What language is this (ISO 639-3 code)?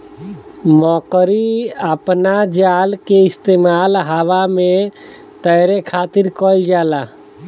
bho